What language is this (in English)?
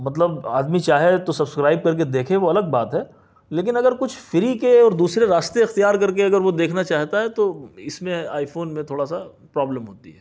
Urdu